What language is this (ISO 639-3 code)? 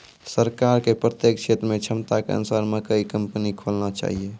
mai